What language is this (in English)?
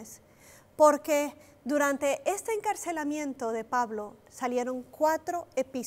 Spanish